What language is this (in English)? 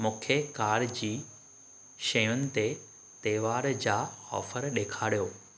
Sindhi